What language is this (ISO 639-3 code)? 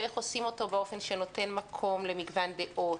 heb